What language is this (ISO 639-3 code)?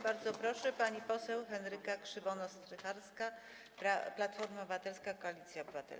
pol